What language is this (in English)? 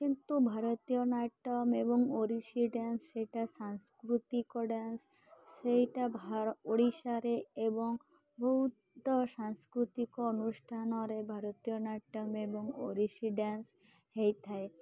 Odia